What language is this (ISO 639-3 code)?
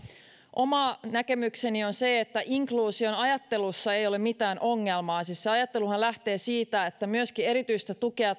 fin